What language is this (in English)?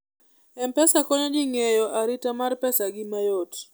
Luo (Kenya and Tanzania)